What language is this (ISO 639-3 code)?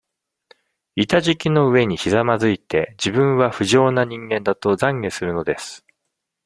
jpn